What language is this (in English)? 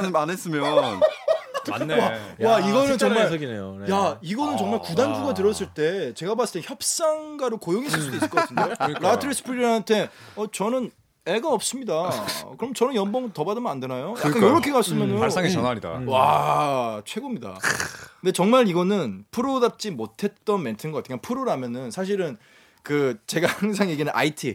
Korean